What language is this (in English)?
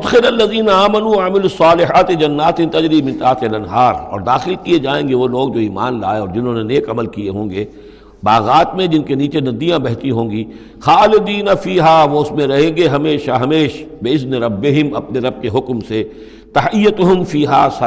Urdu